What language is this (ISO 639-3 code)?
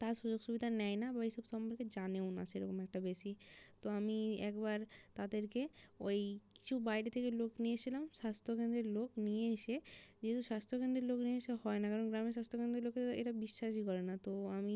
ben